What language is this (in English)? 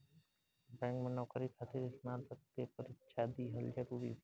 Bhojpuri